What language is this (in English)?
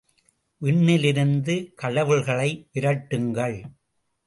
Tamil